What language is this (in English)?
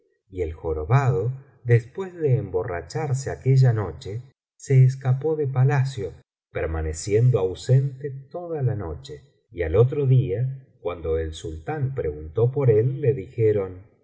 Spanish